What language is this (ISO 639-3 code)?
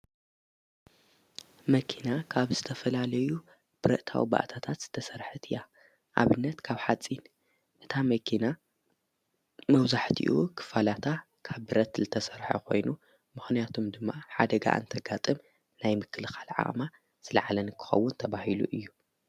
tir